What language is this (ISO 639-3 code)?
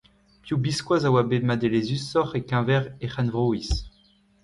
bre